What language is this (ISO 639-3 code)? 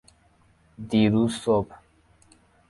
fas